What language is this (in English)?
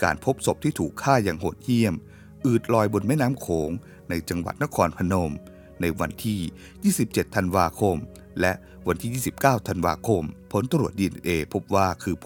Thai